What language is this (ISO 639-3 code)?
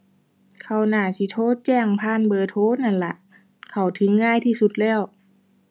tha